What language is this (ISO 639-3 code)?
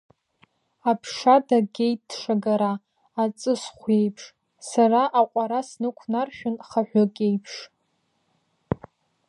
abk